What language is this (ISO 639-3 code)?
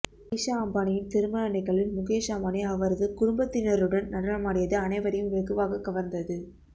tam